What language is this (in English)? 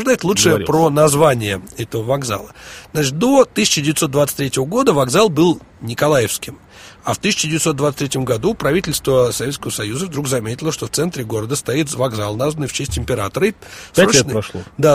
Russian